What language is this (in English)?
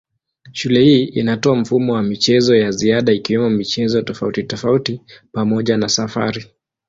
Swahili